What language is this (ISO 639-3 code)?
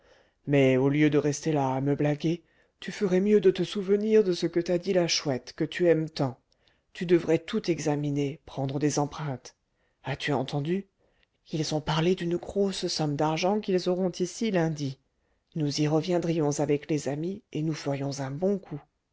fra